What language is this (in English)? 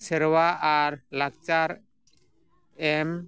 Santali